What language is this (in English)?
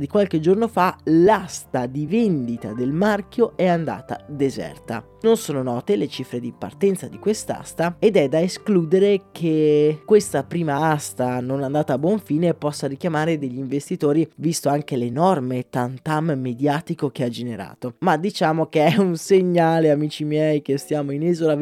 Italian